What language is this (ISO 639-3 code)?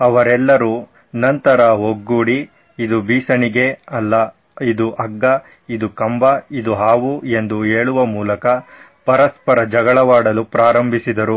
kan